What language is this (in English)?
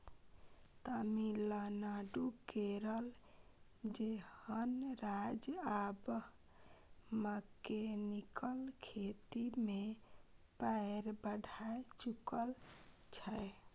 Maithili